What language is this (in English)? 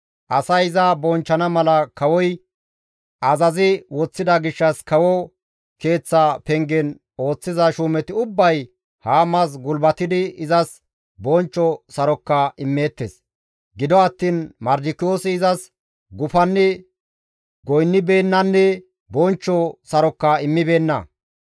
Gamo